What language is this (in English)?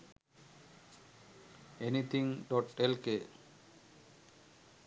Sinhala